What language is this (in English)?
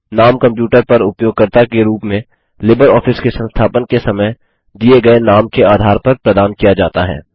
Hindi